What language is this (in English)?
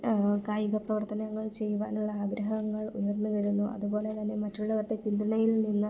Malayalam